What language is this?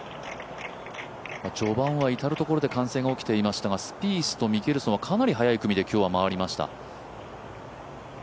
Japanese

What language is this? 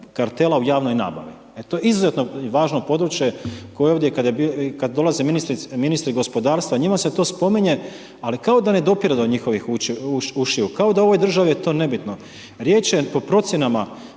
Croatian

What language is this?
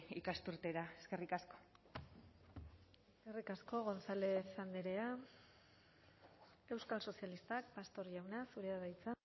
Basque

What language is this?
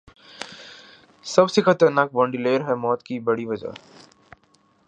Urdu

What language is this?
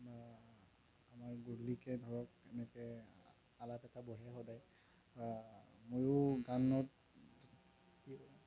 Assamese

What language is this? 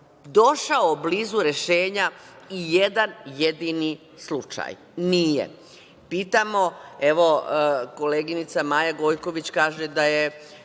Serbian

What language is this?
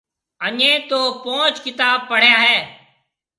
Marwari (Pakistan)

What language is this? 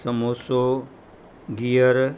Sindhi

